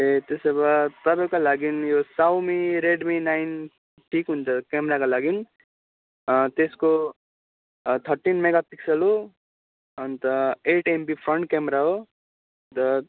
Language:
Nepali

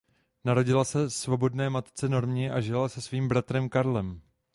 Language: Czech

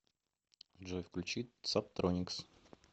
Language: Russian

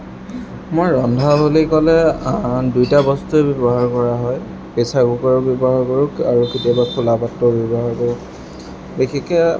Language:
Assamese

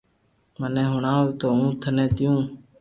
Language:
Loarki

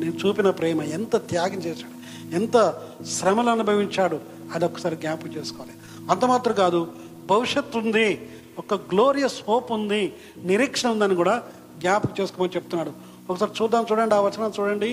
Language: Telugu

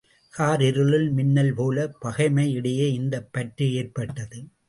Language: Tamil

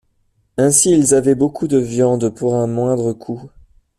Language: French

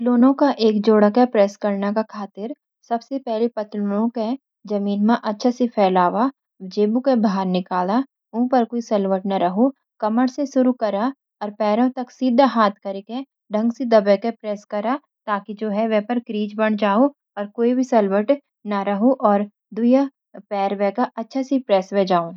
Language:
Garhwali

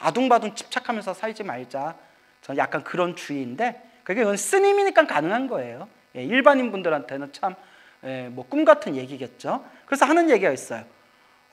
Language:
Korean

